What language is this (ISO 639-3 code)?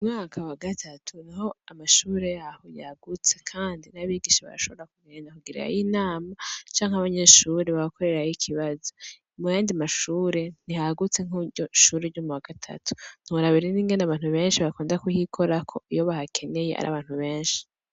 run